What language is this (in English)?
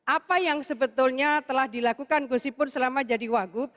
Indonesian